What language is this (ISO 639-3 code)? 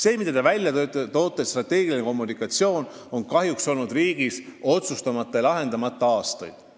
est